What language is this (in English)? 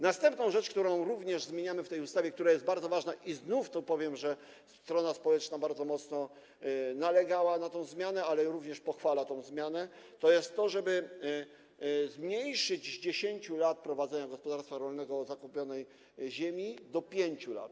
Polish